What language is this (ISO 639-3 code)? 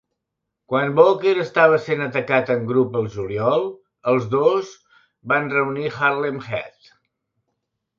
cat